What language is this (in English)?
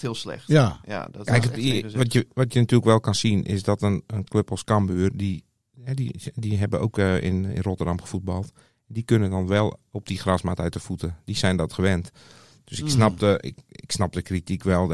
Dutch